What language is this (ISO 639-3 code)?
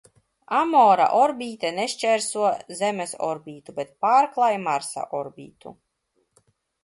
lav